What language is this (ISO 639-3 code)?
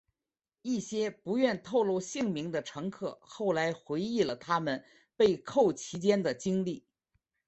zho